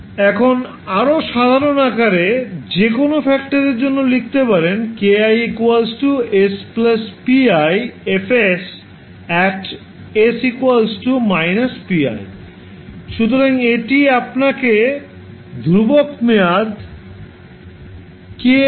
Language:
Bangla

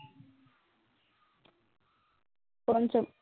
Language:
Assamese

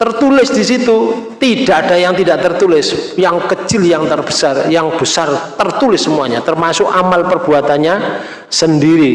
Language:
Indonesian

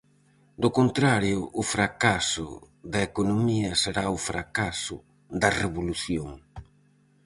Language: Galician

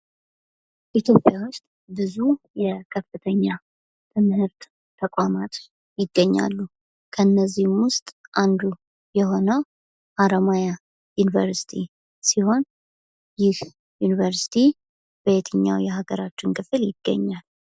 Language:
Amharic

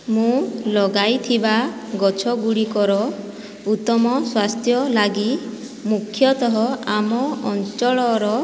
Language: Odia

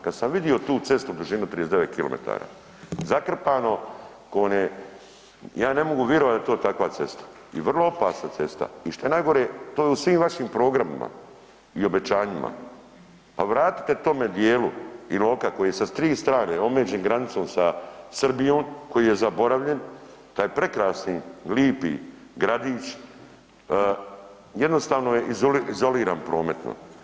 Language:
Croatian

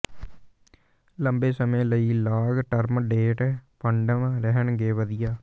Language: Punjabi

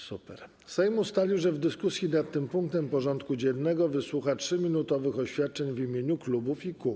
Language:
Polish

